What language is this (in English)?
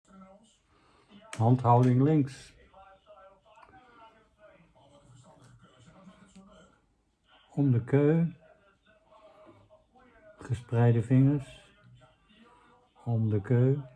Dutch